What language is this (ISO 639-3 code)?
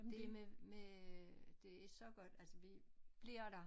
dan